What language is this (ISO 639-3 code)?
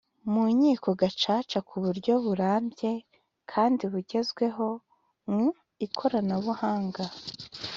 kin